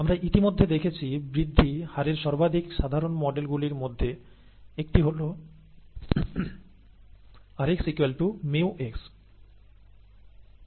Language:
Bangla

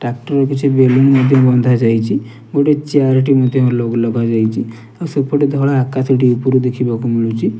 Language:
Odia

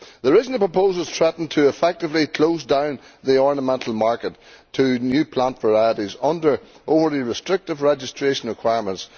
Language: English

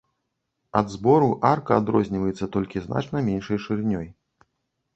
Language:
Belarusian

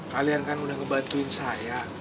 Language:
Indonesian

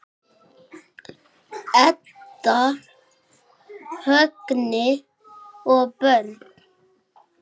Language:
Icelandic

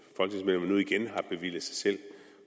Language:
Danish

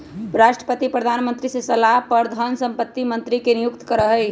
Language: Magahi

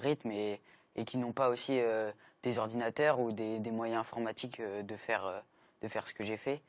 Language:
French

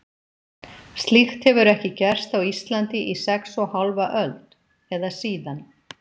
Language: Icelandic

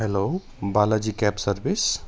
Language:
Nepali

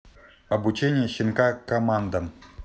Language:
Russian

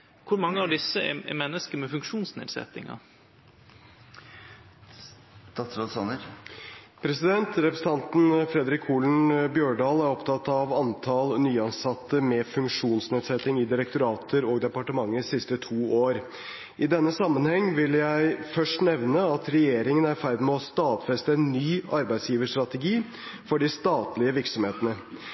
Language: Norwegian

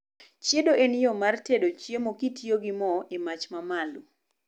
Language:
Luo (Kenya and Tanzania)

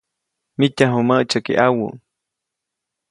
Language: Copainalá Zoque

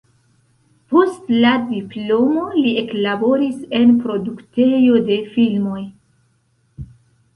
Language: Esperanto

